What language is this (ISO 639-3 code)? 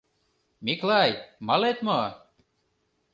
chm